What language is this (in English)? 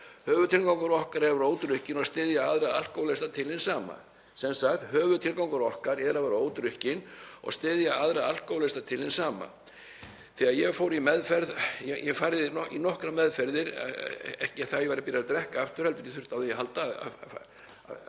Icelandic